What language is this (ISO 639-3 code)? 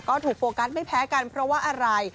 tha